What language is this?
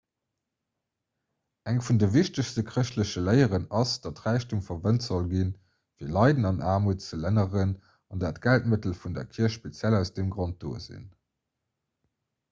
Luxembourgish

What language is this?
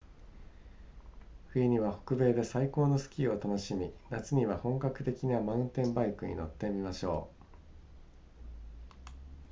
Japanese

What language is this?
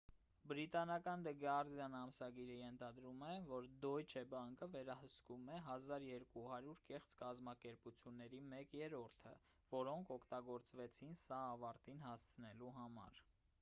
Armenian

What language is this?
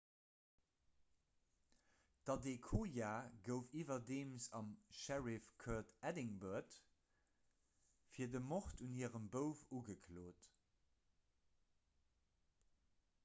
Luxembourgish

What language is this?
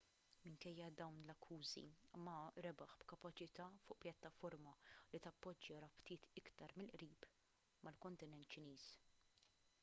Maltese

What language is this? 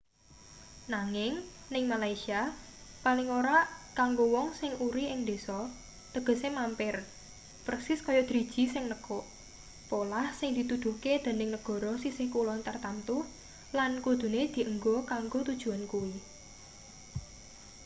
Javanese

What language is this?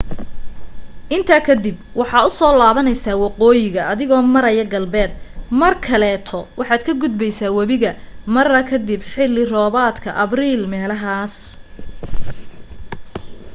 Somali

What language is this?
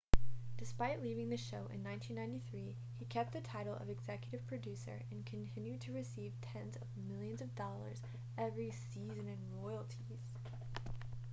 English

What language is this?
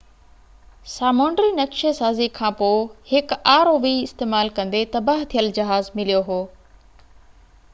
Sindhi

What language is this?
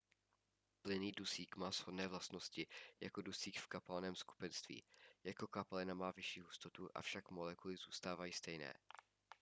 Czech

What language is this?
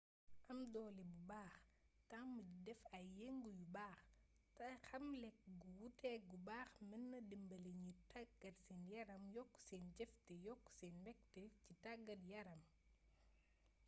Wolof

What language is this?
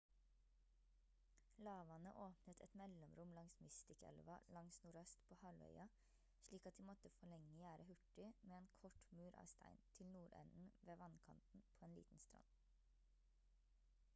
Norwegian Bokmål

